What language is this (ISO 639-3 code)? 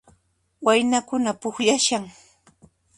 qxp